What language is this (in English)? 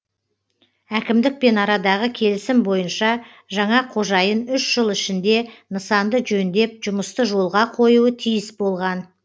Kazakh